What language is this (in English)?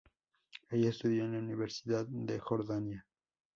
Spanish